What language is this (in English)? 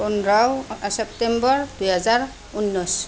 Assamese